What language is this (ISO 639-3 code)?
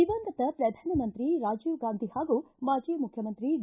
kan